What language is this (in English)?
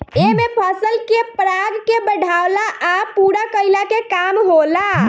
Bhojpuri